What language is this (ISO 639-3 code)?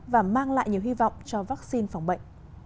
vie